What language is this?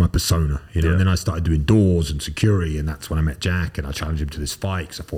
English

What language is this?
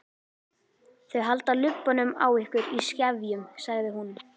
Icelandic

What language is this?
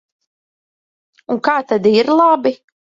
Latvian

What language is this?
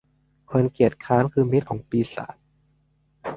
Thai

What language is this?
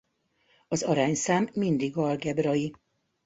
Hungarian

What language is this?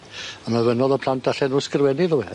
Welsh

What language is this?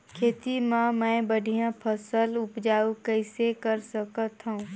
Chhattisgarhi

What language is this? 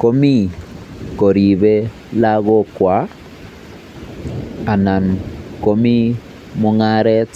Kalenjin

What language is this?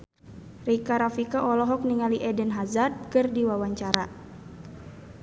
Sundanese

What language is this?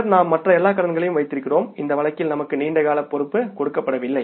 Tamil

